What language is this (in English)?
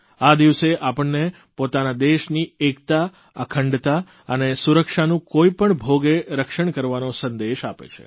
Gujarati